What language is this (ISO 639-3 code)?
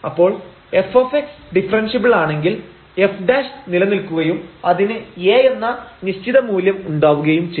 mal